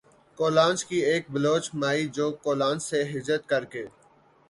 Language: Urdu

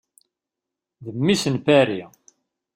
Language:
Kabyle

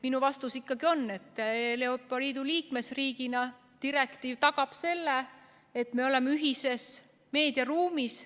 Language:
Estonian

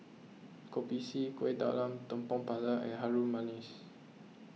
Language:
English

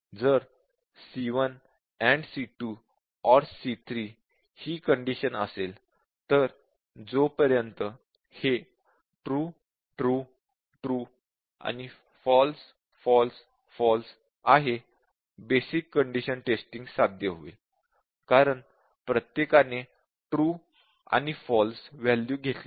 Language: Marathi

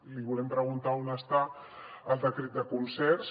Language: Catalan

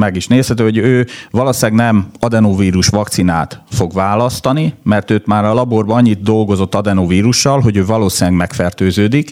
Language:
Hungarian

